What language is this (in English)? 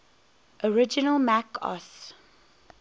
English